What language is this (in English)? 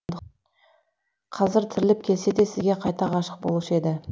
Kazakh